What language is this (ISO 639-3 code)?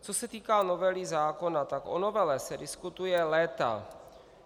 ces